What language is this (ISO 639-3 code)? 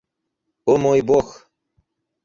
rus